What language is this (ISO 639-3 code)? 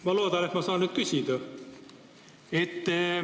est